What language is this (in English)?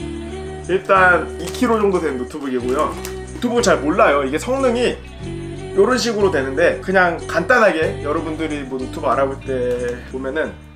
Korean